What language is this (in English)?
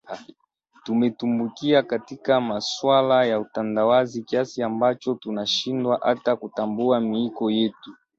Swahili